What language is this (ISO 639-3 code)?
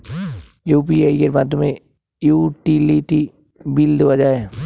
ben